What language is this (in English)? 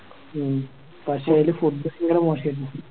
Malayalam